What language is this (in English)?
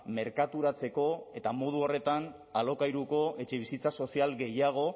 Basque